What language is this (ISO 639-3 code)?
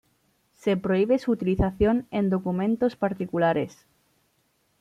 spa